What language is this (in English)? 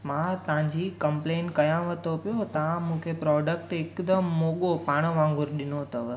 Sindhi